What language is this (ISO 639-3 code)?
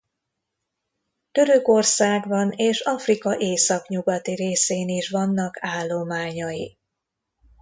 hun